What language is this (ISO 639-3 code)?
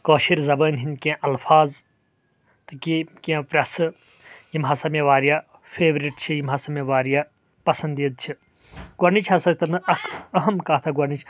kas